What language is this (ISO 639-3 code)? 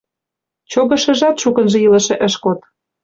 chm